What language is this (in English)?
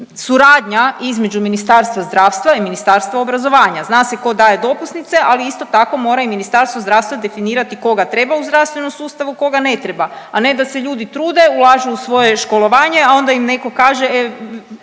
Croatian